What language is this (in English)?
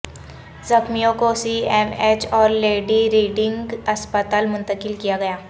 Urdu